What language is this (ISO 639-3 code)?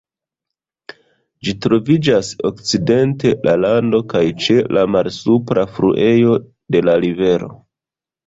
epo